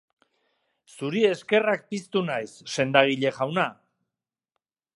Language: Basque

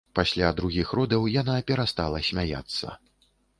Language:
Belarusian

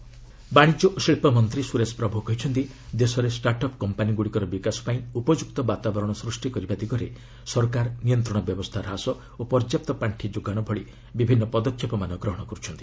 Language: Odia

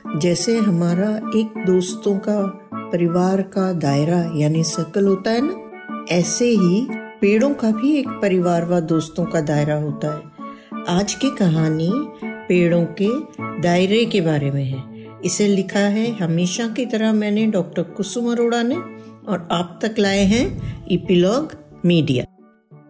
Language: Hindi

